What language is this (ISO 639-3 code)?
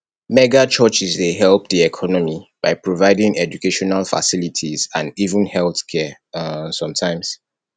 pcm